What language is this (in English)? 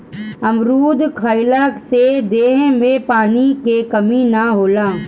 Bhojpuri